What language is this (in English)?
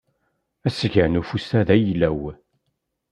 Kabyle